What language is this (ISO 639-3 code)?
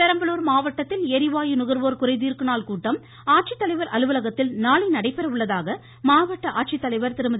tam